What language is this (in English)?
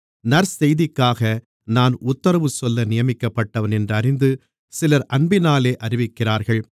Tamil